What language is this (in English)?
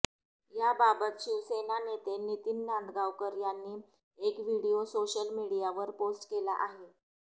Marathi